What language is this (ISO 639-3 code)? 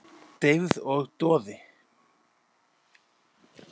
isl